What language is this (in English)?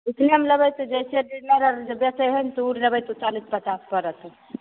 Maithili